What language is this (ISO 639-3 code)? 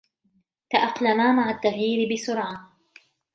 ara